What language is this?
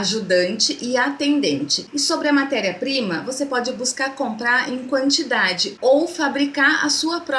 Portuguese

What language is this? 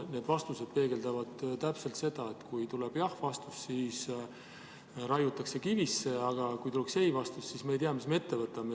Estonian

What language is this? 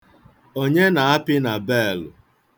Igbo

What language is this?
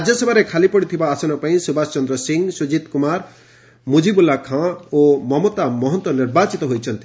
Odia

